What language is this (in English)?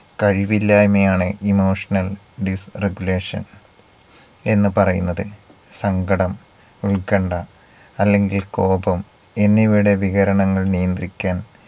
Malayalam